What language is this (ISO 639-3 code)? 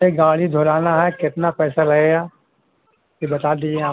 urd